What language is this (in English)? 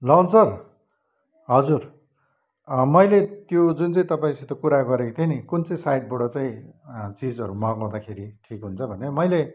Nepali